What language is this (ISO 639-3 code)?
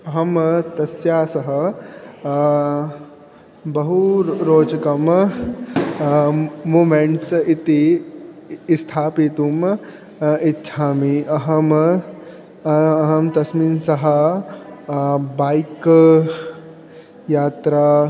san